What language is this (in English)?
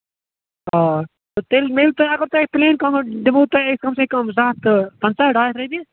Kashmiri